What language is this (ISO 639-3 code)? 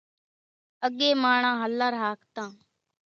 gjk